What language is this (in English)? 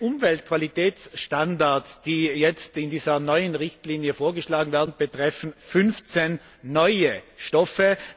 German